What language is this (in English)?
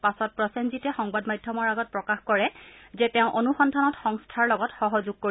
Assamese